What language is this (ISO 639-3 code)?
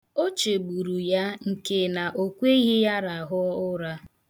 ibo